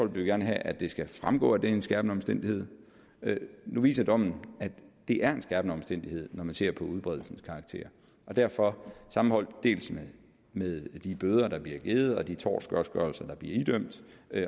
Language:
Danish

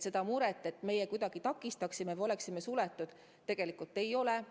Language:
Estonian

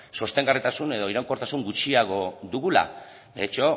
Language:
Basque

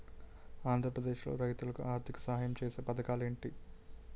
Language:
Telugu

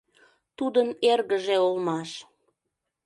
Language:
Mari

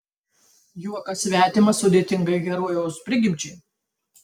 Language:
Lithuanian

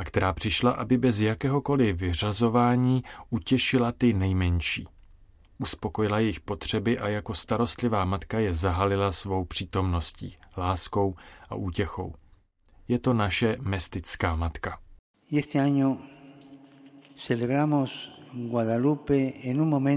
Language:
Czech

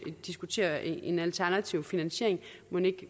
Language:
Danish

